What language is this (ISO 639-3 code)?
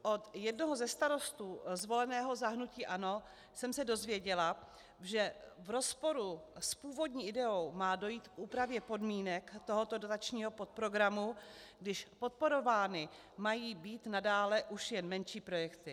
ces